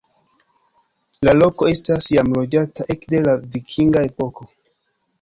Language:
Esperanto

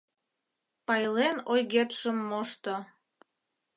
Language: Mari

